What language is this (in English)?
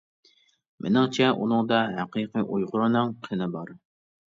Uyghur